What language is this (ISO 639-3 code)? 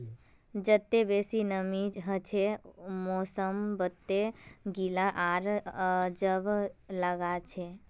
mag